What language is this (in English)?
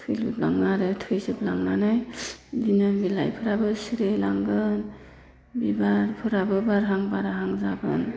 Bodo